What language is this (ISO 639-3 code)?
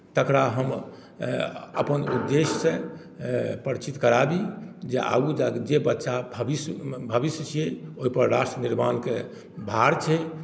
mai